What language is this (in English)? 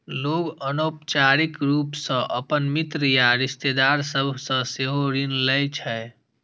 Maithili